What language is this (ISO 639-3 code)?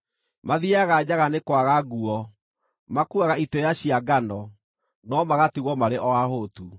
kik